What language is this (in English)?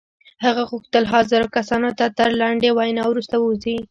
Pashto